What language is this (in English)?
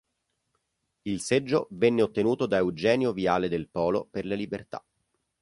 Italian